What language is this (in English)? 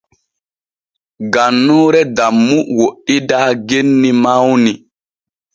Borgu Fulfulde